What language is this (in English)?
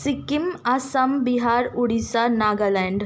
Nepali